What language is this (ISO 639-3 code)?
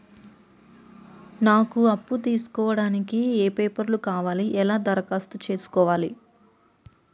tel